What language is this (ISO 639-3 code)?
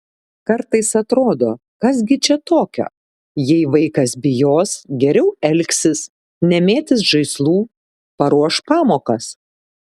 lit